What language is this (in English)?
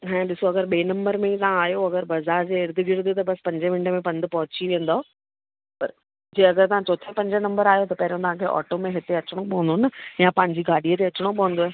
Sindhi